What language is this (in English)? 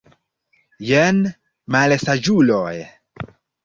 Esperanto